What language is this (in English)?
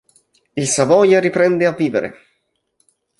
Italian